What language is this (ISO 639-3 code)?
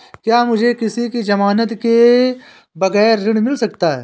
hin